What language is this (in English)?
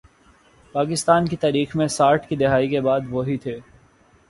Urdu